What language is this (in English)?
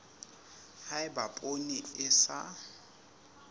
Southern Sotho